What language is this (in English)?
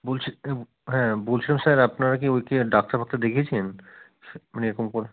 Bangla